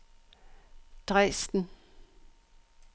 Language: Danish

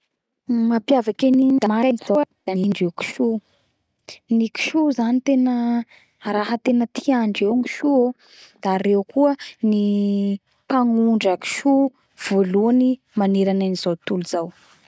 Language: Bara Malagasy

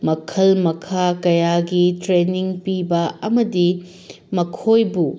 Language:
Manipuri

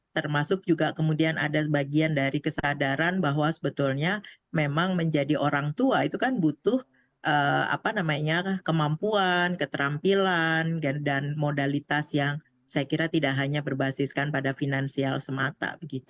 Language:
Indonesian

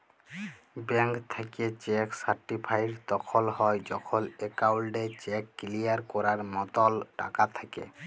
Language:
Bangla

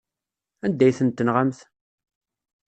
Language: Kabyle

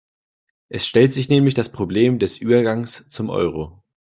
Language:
German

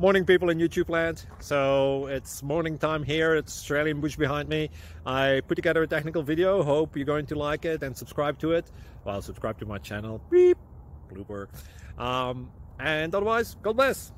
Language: English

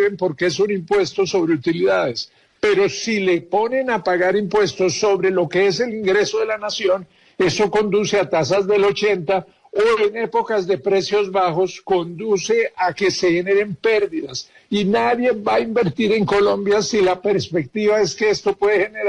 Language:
Spanish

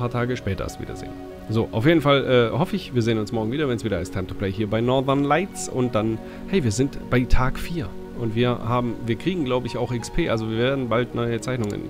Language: German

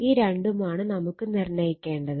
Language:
Malayalam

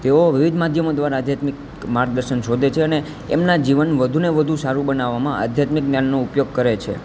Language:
Gujarati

